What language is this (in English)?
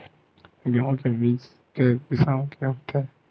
Chhattisgarhi